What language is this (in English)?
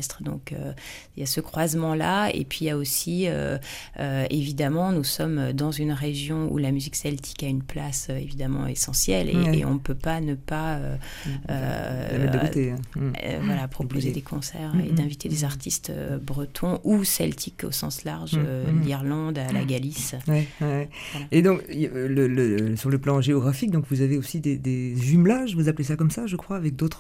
French